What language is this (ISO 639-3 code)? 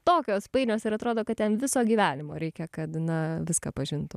lit